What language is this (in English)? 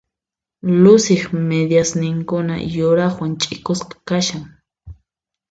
Puno Quechua